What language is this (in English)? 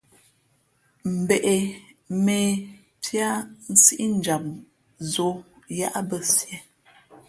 Fe'fe'